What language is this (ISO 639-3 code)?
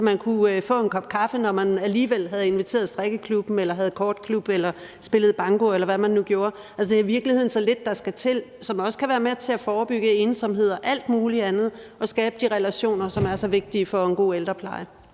dan